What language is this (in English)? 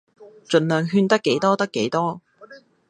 Cantonese